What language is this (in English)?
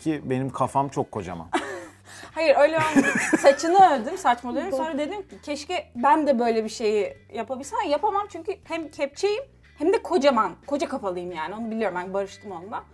Turkish